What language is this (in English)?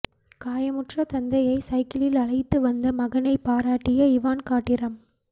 Tamil